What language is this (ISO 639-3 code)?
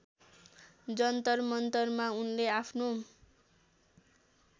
nep